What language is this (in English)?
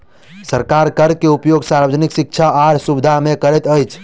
Maithili